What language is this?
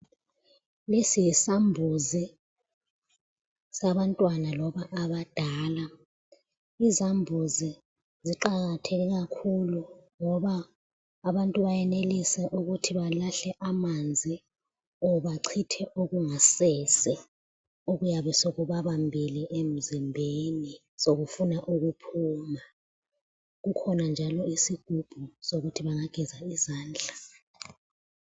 North Ndebele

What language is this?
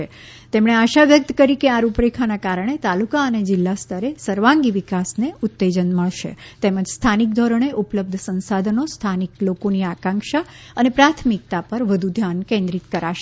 Gujarati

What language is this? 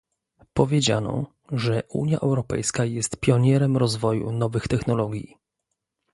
Polish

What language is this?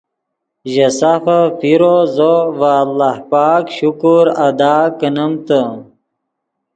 Yidgha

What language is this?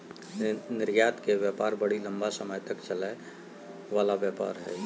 Magahi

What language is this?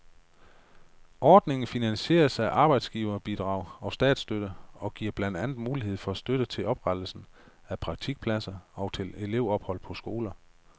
Danish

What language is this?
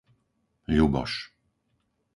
Slovak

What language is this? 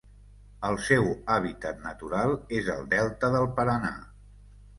Catalan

